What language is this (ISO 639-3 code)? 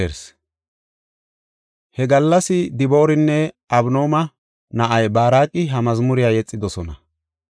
gof